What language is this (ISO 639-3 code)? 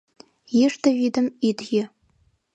chm